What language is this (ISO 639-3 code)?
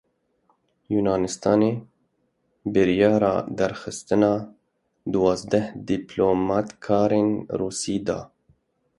kur